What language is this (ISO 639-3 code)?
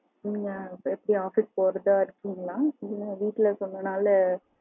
tam